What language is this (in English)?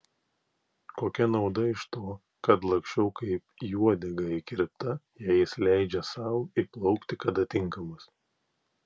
Lithuanian